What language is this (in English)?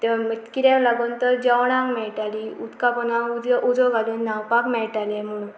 Konkani